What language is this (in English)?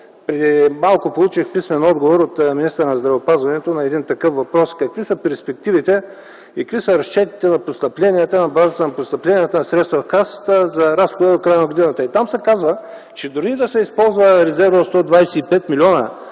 Bulgarian